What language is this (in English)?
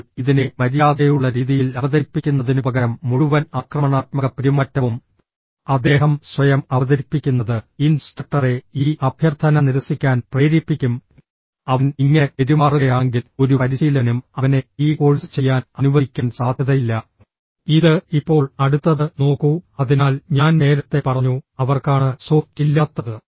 Malayalam